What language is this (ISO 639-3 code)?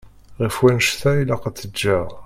kab